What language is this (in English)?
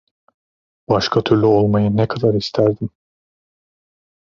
Turkish